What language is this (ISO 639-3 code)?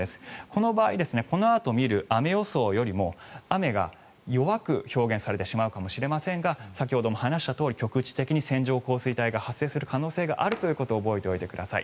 jpn